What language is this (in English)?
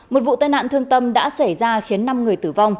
Vietnamese